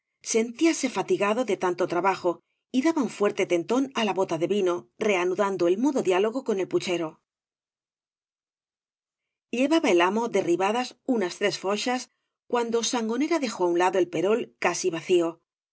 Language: Spanish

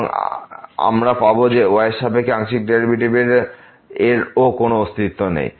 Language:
Bangla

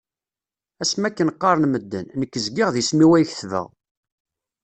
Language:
Kabyle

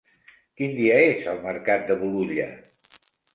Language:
Catalan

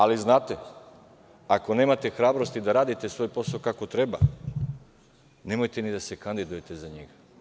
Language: Serbian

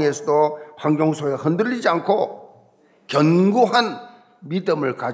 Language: Korean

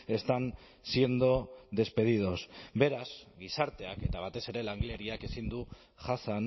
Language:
Basque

